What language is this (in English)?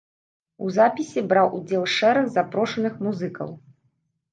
Belarusian